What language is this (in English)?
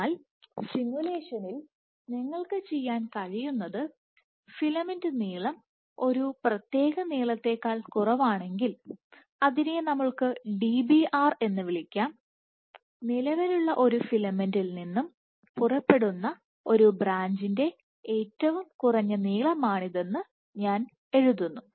Malayalam